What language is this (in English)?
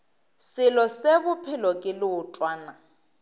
Northern Sotho